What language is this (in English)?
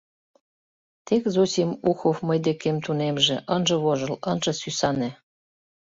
Mari